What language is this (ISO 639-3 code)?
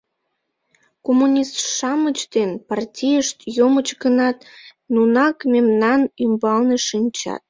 chm